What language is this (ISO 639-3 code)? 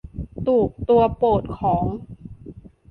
tha